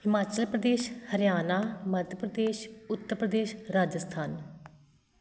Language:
Punjabi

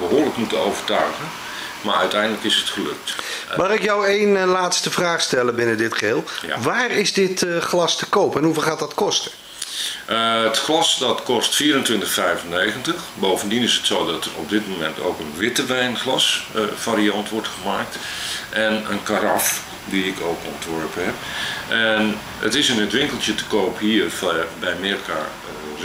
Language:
Dutch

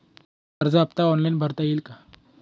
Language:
Marathi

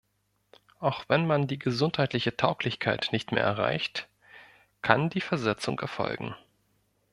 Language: German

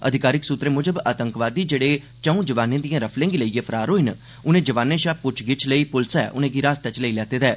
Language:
Dogri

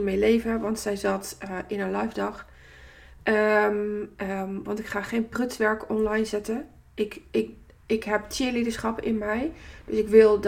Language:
Dutch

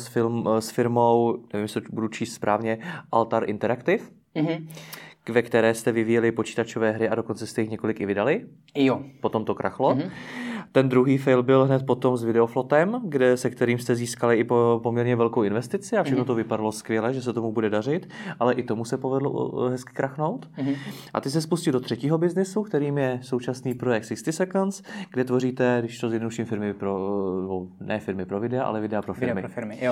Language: Czech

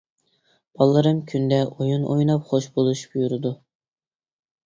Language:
Uyghur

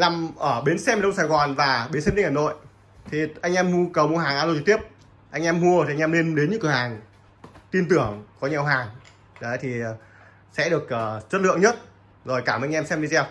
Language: Vietnamese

